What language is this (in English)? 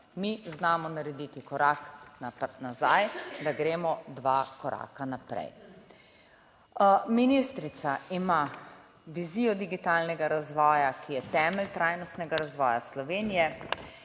Slovenian